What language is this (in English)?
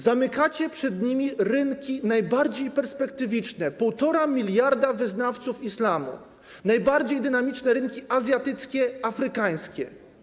Polish